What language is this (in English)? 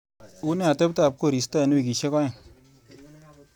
Kalenjin